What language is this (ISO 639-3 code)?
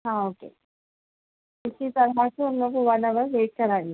urd